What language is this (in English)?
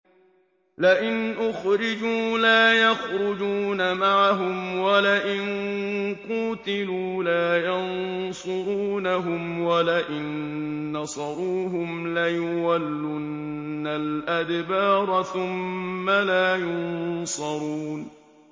Arabic